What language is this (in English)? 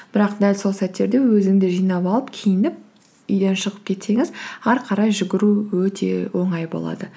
Kazakh